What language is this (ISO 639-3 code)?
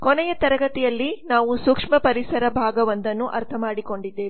kan